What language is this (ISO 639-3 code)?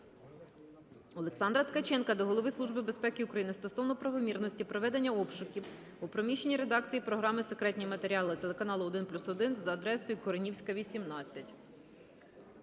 ukr